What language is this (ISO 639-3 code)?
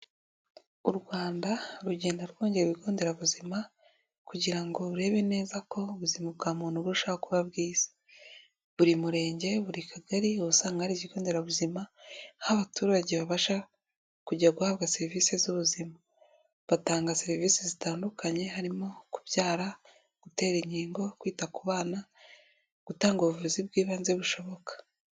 kin